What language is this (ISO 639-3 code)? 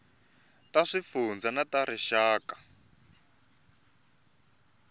tso